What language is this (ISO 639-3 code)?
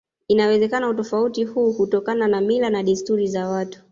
swa